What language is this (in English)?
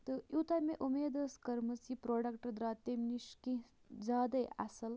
Kashmiri